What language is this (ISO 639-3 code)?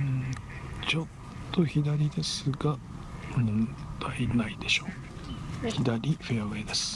jpn